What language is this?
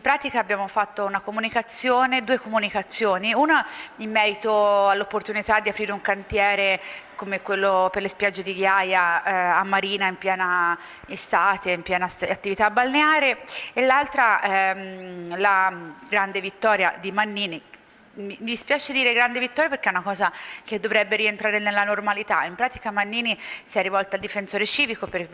Italian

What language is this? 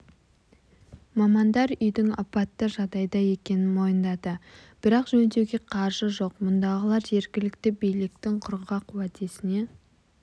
Kazakh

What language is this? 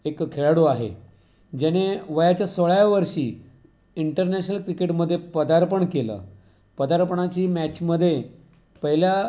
Marathi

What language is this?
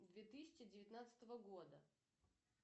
Russian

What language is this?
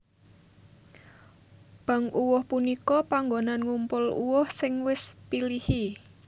Javanese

